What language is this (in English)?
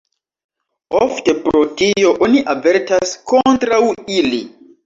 Esperanto